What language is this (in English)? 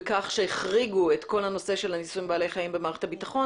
Hebrew